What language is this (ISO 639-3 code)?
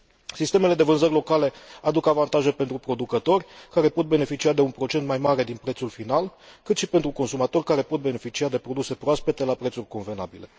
ron